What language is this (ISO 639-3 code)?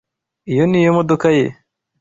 kin